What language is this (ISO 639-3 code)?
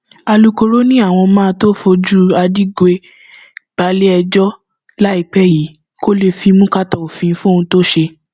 yor